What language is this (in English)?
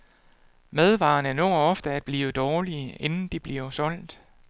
Danish